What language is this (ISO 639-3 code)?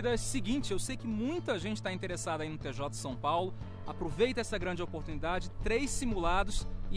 por